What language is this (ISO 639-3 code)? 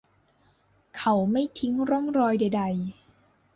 tha